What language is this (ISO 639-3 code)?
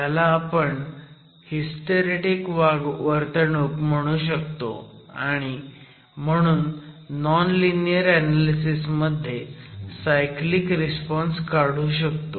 mar